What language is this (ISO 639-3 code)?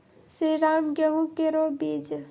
mai